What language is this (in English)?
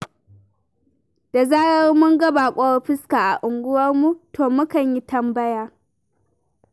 Hausa